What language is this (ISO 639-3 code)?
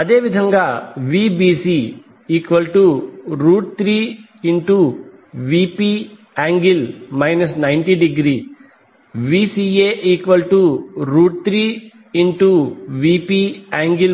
tel